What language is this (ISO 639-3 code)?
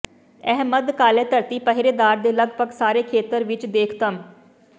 pan